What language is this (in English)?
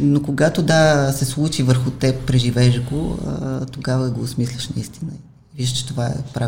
Bulgarian